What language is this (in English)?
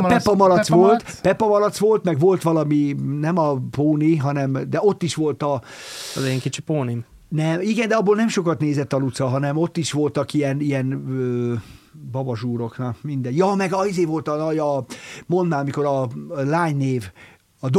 Hungarian